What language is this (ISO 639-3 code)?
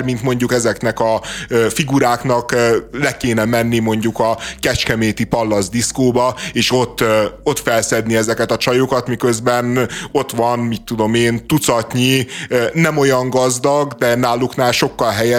hun